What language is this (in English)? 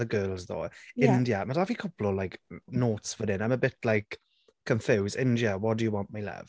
Welsh